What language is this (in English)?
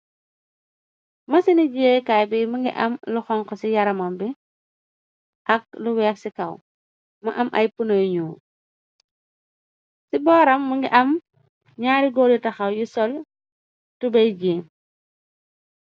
Wolof